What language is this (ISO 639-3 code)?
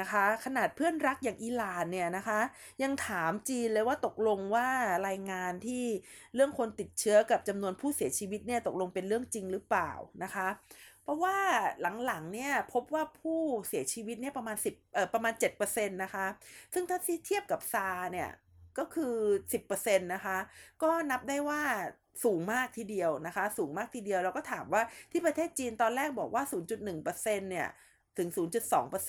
tha